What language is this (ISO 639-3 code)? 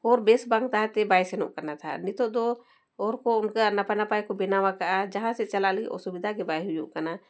sat